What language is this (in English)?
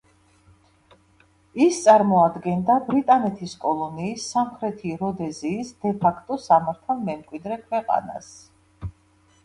Georgian